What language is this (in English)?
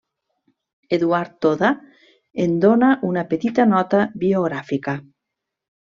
Catalan